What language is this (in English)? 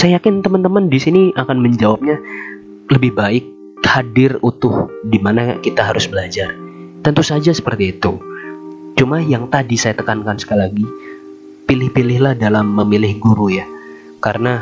Indonesian